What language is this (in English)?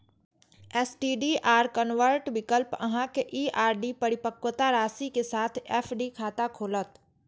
Maithili